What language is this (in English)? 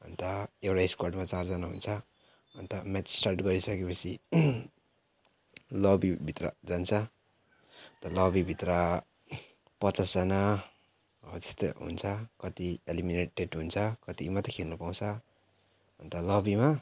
Nepali